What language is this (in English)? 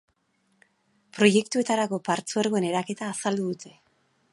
Basque